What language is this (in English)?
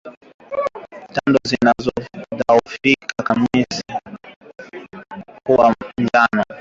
Swahili